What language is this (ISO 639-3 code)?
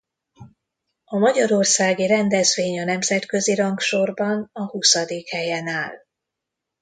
hun